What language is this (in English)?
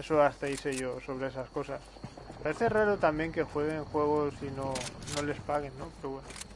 Spanish